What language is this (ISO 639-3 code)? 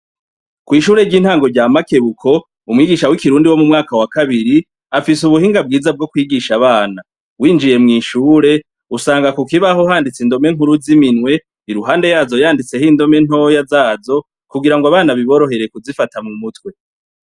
run